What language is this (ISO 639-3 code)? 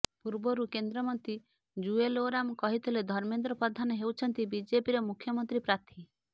ori